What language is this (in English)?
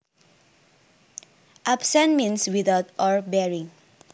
Javanese